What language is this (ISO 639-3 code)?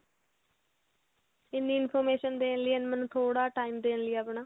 pan